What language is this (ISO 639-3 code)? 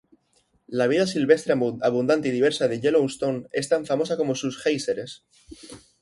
spa